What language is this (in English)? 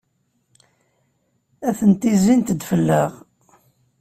Kabyle